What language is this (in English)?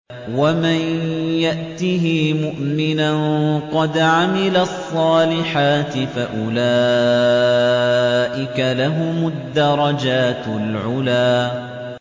Arabic